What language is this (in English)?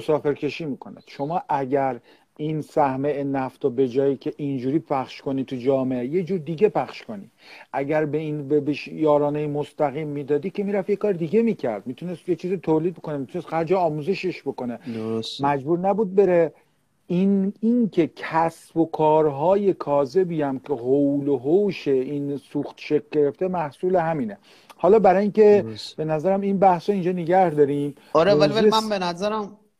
Persian